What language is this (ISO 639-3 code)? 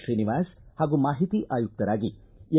kan